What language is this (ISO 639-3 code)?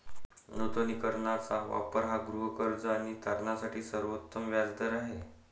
mar